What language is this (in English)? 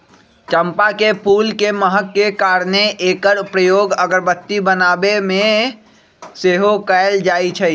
Magahi